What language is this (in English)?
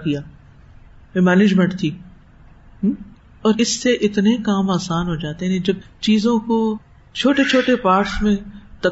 Urdu